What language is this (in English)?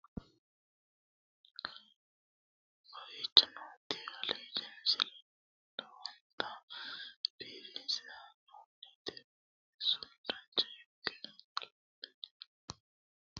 Sidamo